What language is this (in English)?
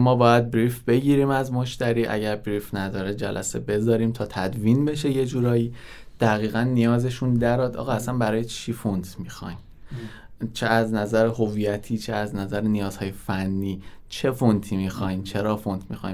Persian